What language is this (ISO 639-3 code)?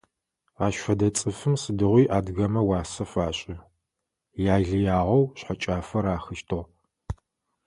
ady